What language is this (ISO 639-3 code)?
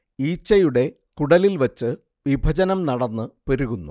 mal